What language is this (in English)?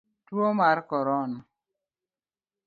Luo (Kenya and Tanzania)